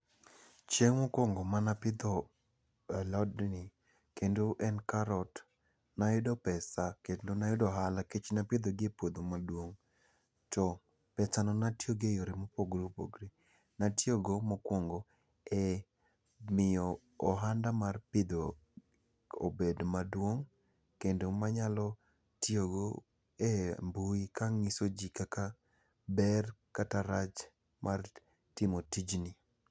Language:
Luo (Kenya and Tanzania)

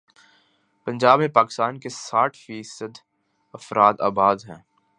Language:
Urdu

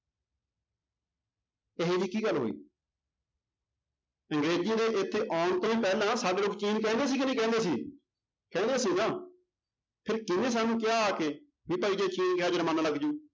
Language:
Punjabi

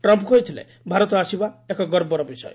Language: Odia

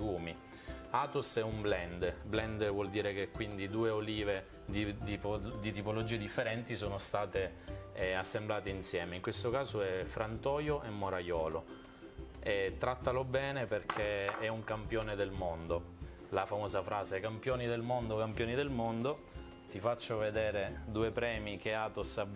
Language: Italian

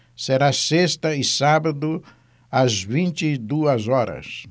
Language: Portuguese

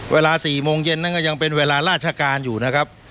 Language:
Thai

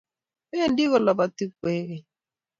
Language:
Kalenjin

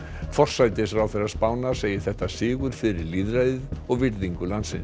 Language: Icelandic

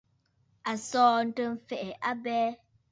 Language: Bafut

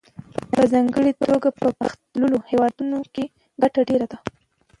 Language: Pashto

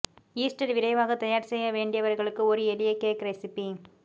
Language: Tamil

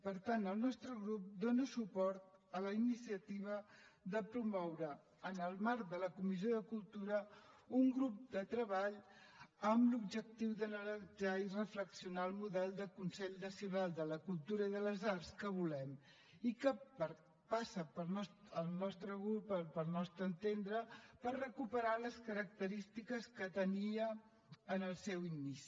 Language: Catalan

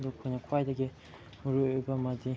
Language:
Manipuri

